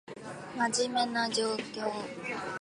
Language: Japanese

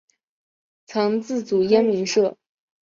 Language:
Chinese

